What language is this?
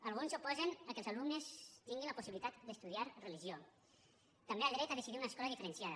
Catalan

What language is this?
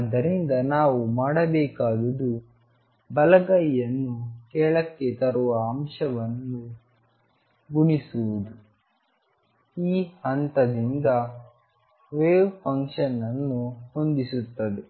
Kannada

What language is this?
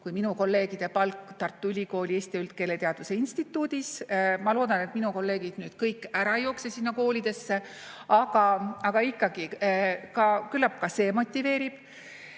Estonian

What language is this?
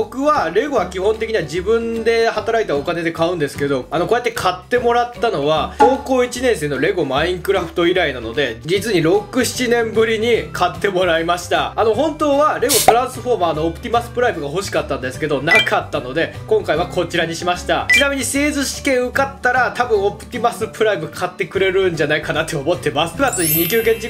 Japanese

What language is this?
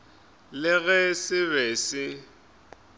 Northern Sotho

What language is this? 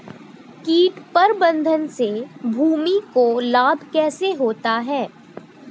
Hindi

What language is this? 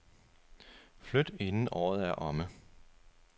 Danish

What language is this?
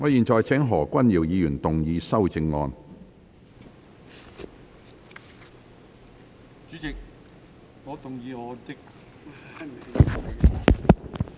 Cantonese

